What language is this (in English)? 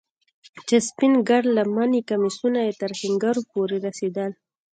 Pashto